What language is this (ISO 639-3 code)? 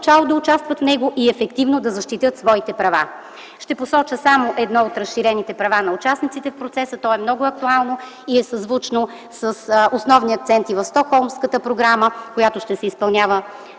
bul